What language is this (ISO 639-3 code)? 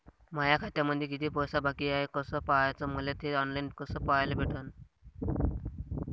mar